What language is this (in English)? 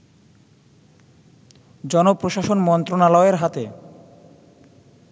Bangla